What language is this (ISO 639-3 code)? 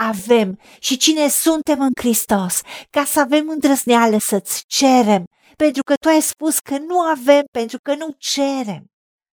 ron